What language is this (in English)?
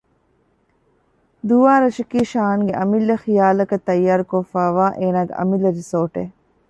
Divehi